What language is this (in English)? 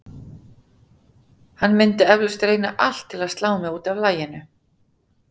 Icelandic